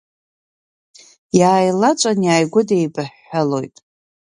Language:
Abkhazian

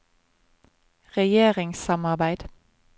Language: Norwegian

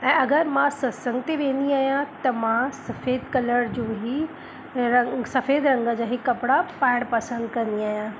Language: Sindhi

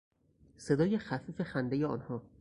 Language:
Persian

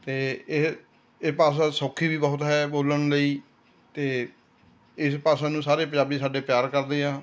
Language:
Punjabi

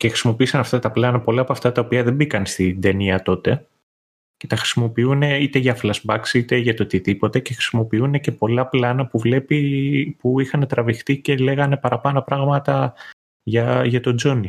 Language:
Greek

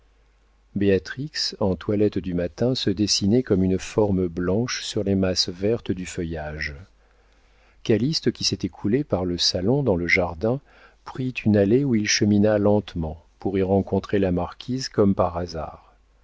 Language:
French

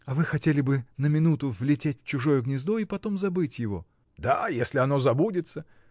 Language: Russian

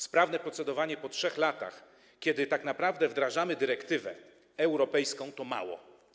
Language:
Polish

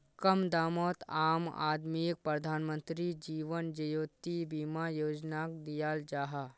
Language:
Magahi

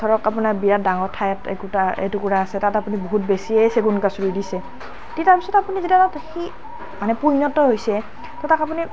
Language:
Assamese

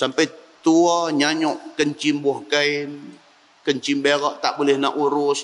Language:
Malay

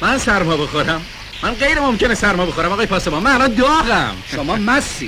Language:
Persian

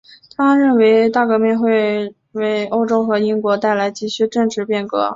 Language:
Chinese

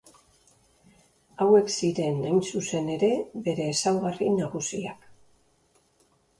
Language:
Basque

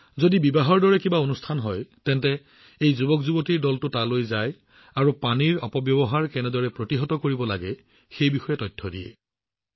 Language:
Assamese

